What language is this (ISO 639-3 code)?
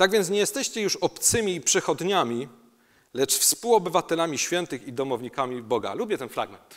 pol